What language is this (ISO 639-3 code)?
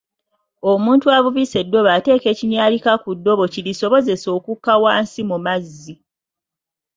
lug